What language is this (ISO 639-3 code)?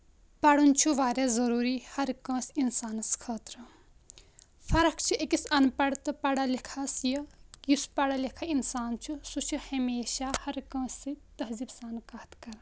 kas